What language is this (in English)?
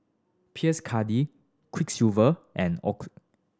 English